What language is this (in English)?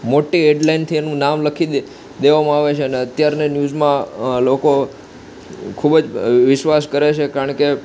Gujarati